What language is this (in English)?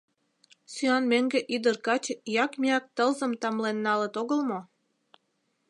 Mari